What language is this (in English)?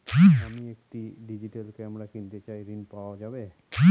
Bangla